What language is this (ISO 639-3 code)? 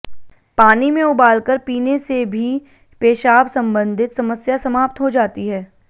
hin